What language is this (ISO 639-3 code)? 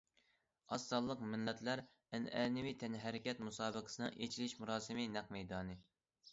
uig